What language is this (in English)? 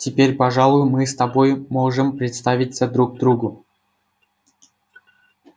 Russian